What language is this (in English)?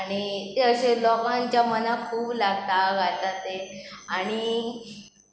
Konkani